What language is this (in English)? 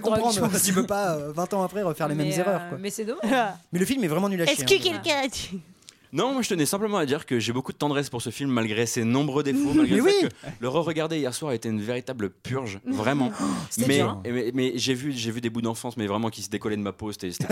French